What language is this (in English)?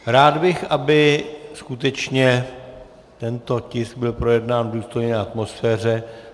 Czech